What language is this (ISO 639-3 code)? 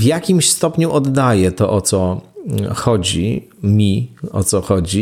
pol